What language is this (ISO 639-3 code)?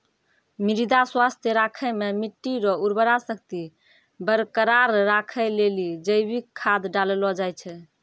mai